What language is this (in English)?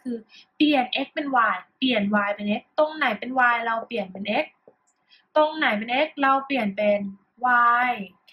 Thai